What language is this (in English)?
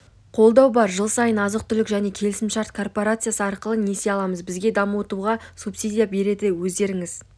Kazakh